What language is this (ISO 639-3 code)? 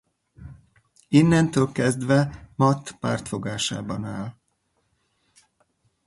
hun